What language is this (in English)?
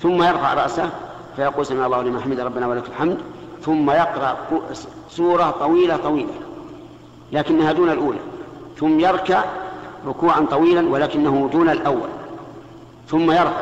Arabic